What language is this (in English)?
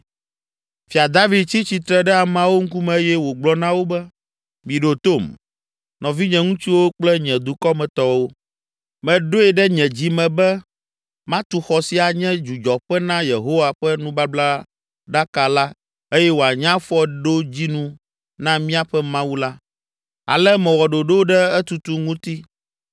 Ewe